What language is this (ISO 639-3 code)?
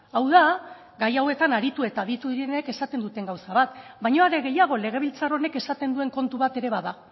eus